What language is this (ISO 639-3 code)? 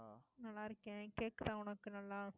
tam